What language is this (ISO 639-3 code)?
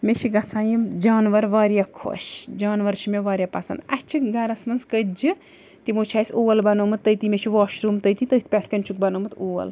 kas